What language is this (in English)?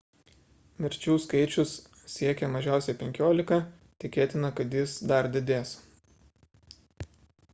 Lithuanian